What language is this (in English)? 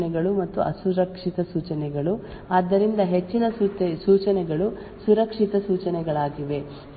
Kannada